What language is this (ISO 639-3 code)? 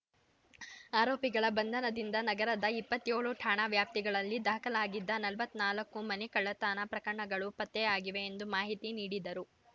kan